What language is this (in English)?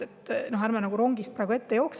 Estonian